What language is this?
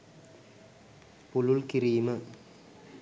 Sinhala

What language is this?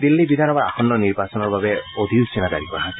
Assamese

